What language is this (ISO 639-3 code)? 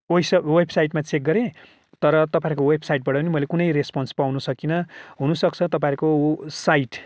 nep